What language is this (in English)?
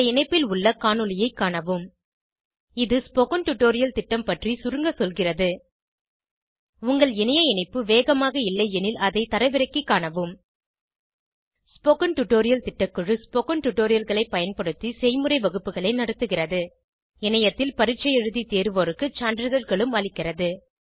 Tamil